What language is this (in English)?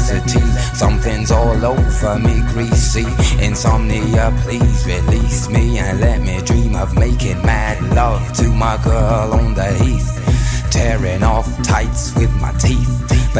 Slovak